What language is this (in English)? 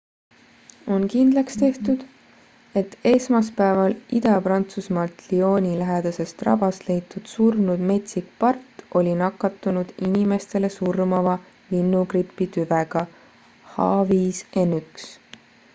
Estonian